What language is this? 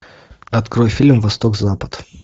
Russian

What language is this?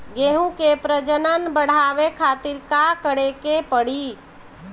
Bhojpuri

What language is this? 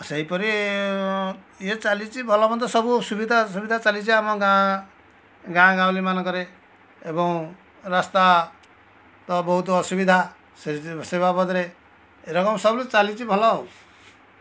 Odia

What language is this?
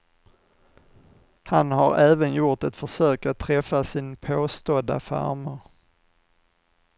Swedish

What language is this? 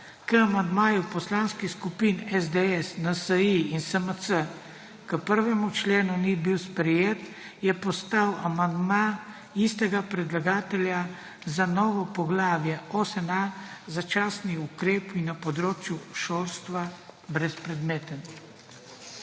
Slovenian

